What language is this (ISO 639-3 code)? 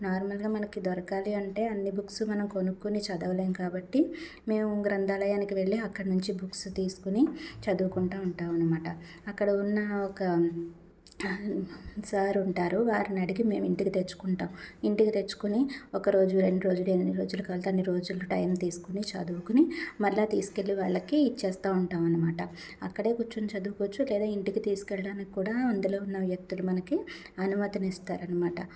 tel